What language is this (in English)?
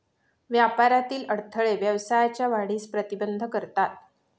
Marathi